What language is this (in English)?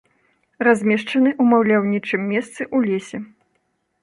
Belarusian